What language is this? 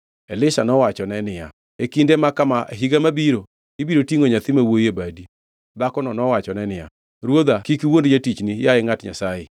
Luo (Kenya and Tanzania)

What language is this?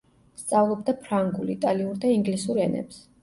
Georgian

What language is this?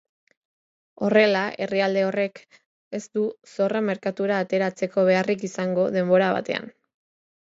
Basque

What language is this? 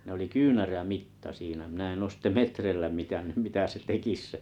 Finnish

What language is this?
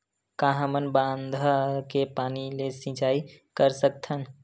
Chhattisgarhi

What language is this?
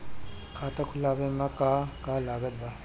Bhojpuri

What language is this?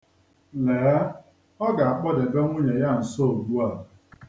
Igbo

